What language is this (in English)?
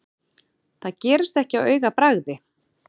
Icelandic